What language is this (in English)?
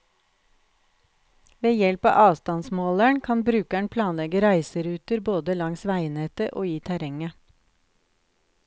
Norwegian